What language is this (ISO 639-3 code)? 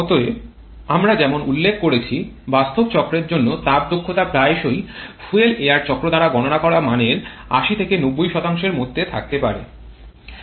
ben